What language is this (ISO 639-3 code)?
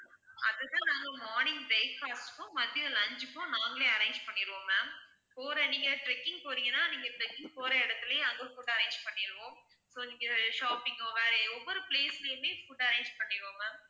tam